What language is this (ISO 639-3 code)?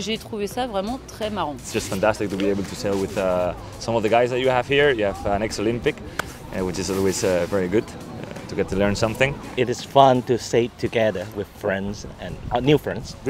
fra